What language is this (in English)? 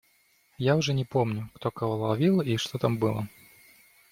Russian